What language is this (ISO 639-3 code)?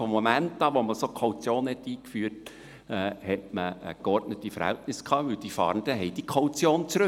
gsw